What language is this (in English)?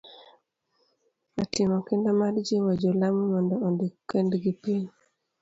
Luo (Kenya and Tanzania)